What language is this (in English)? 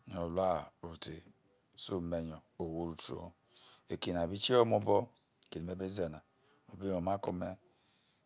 Isoko